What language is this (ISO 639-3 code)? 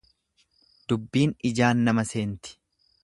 orm